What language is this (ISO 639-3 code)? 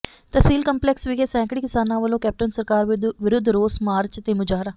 pan